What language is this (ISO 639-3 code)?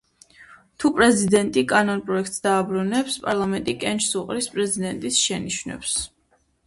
kat